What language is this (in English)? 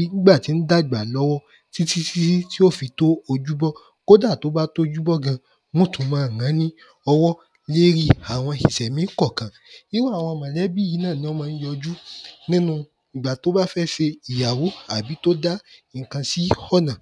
Yoruba